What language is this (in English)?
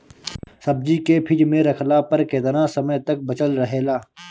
Bhojpuri